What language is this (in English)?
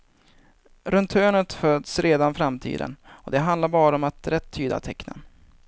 Swedish